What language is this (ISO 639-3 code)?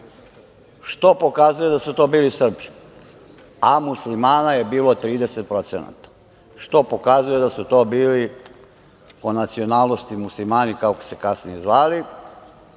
srp